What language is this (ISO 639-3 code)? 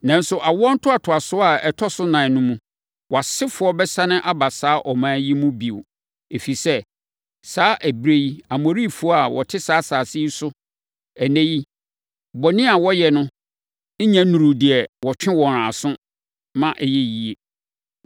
aka